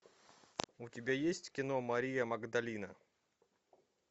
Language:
Russian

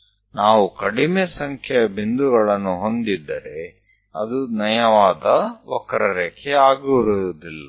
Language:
Gujarati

